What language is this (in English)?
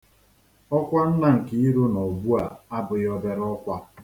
Igbo